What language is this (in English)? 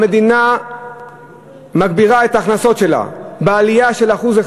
Hebrew